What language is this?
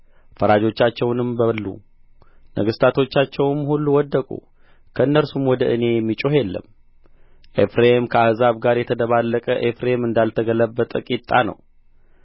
Amharic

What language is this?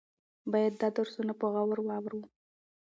Pashto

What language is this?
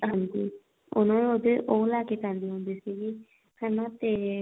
Punjabi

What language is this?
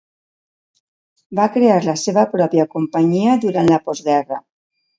Catalan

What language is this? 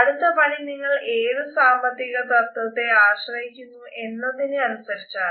Malayalam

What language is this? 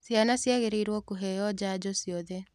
Kikuyu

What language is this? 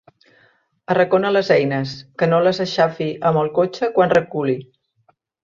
Catalan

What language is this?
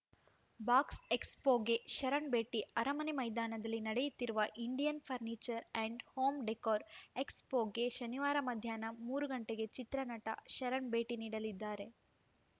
Kannada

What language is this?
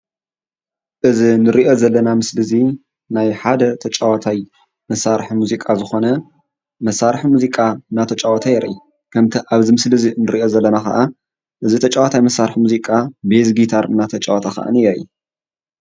Tigrinya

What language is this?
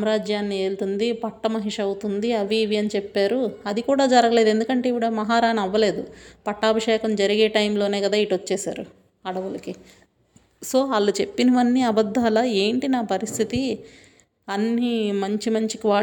Telugu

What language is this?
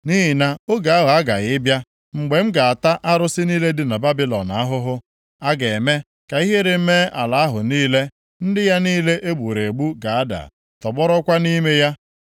Igbo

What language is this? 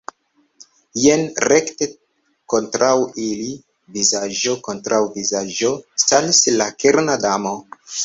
Esperanto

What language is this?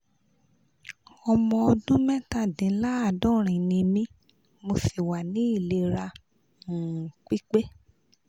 Yoruba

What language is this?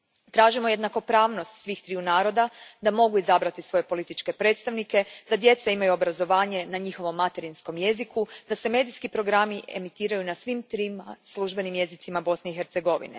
Croatian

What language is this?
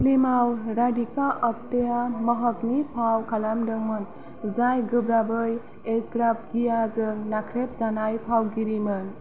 Bodo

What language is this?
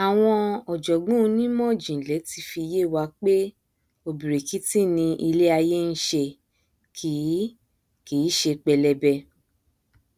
Yoruba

